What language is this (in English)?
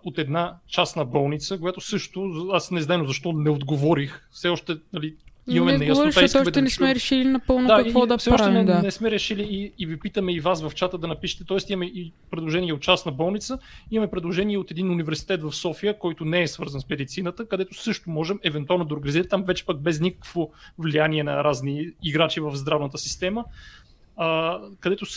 Bulgarian